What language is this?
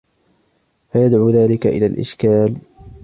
Arabic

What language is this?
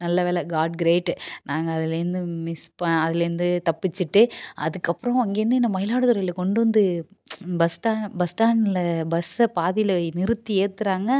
Tamil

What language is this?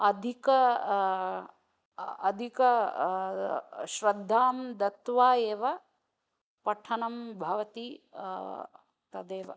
Sanskrit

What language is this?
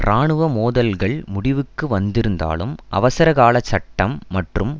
Tamil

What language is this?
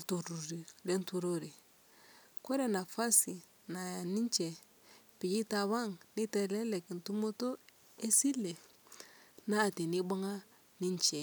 Masai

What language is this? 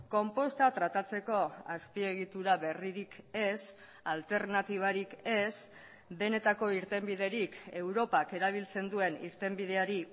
Basque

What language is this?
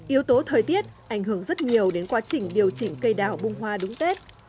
Vietnamese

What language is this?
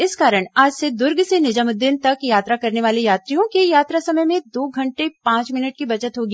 Hindi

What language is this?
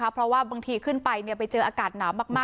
Thai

